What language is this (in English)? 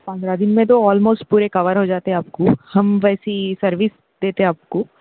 Urdu